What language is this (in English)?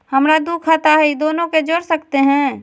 Magahi